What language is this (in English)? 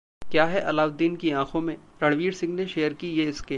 Hindi